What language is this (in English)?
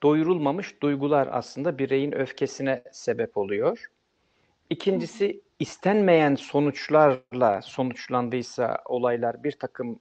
Turkish